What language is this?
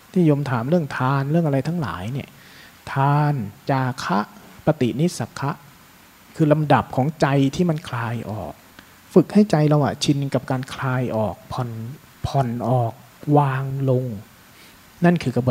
Thai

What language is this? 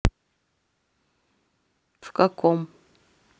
Russian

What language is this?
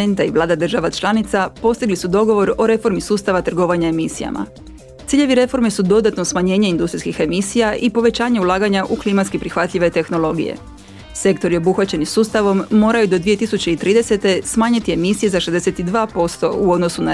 Croatian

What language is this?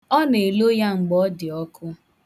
Igbo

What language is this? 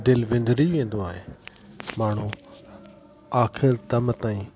Sindhi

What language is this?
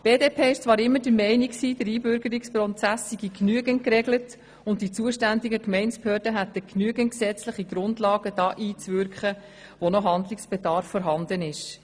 Swiss German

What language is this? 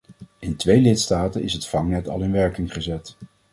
Dutch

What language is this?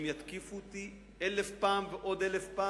Hebrew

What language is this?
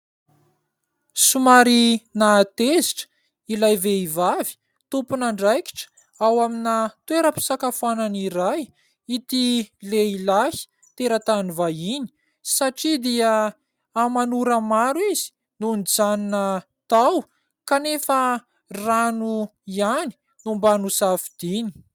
Malagasy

